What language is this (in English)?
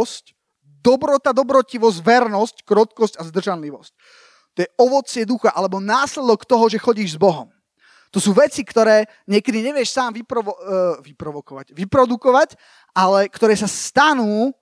Slovak